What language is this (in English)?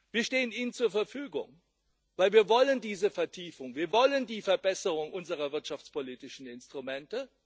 German